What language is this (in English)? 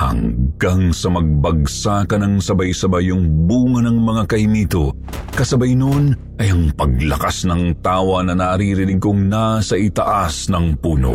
Filipino